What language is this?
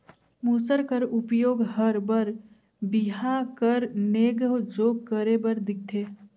Chhattisgarhi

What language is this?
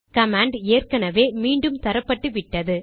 Tamil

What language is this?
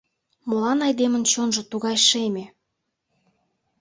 Mari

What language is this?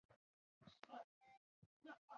Chinese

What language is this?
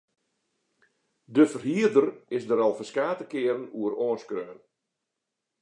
Western Frisian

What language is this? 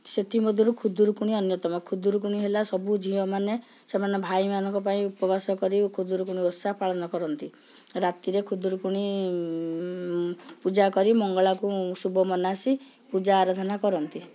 Odia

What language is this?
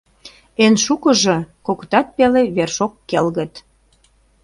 Mari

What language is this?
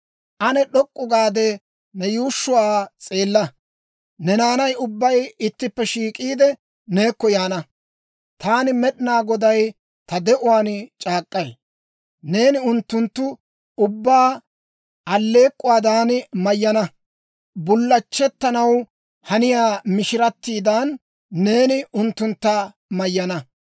Dawro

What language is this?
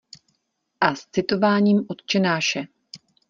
Czech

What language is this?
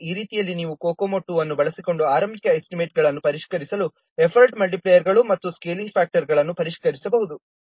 Kannada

